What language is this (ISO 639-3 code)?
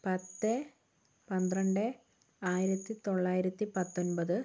mal